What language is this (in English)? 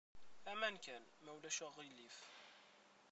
Kabyle